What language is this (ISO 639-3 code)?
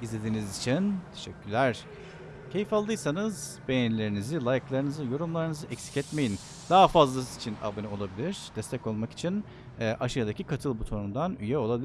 tur